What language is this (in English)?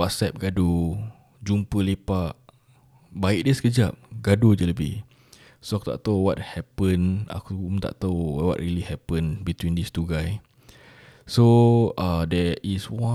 Malay